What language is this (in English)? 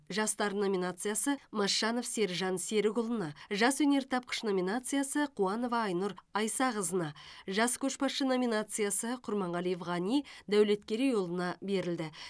Kazakh